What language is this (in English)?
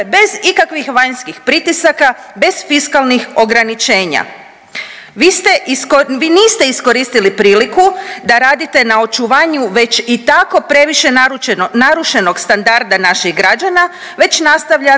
Croatian